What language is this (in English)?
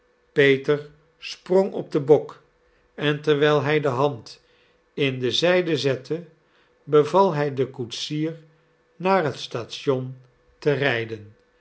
Dutch